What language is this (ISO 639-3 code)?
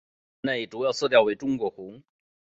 zho